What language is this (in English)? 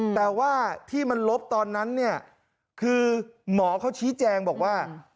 Thai